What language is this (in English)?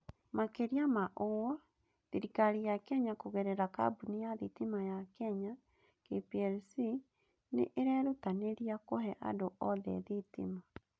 Kikuyu